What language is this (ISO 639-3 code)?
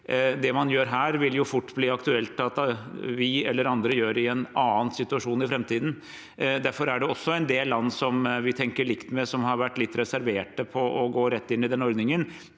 nor